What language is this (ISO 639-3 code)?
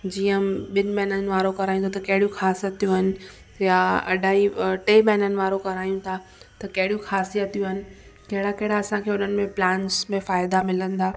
snd